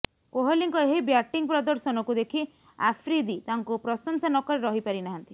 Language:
Odia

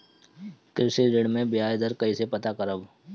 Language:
Bhojpuri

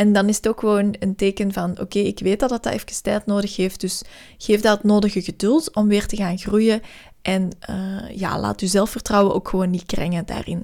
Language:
Dutch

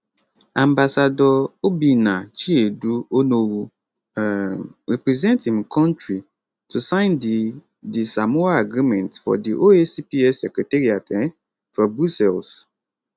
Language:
Nigerian Pidgin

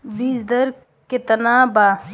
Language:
Bhojpuri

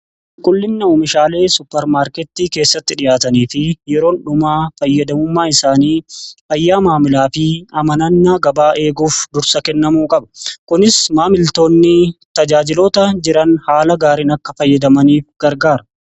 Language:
Oromo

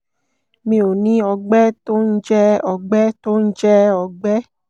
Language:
Yoruba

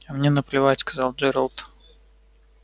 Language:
Russian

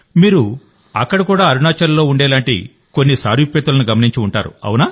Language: Telugu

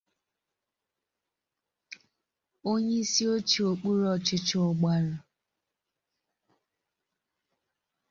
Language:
Igbo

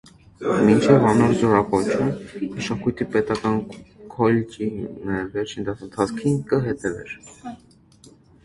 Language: Armenian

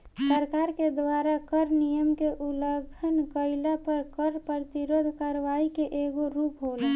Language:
Bhojpuri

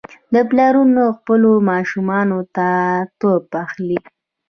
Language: Pashto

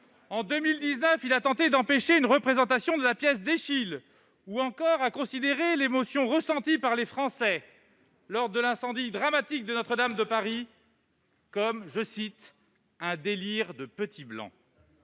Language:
French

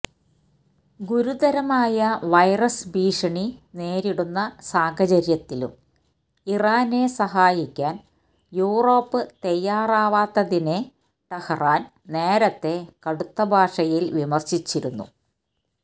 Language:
Malayalam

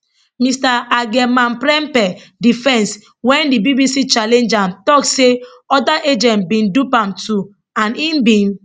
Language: Nigerian Pidgin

